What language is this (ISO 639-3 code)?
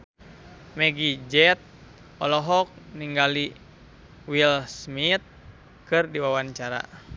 sun